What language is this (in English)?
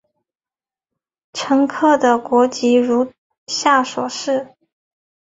Chinese